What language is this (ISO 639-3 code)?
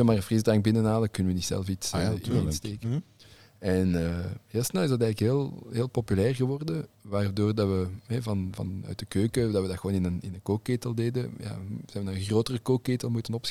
nld